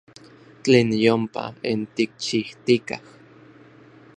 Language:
Orizaba Nahuatl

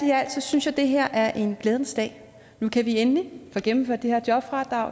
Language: Danish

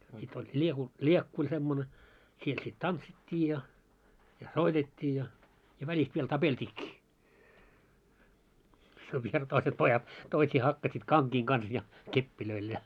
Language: Finnish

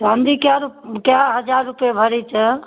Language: Maithili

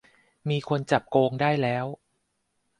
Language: Thai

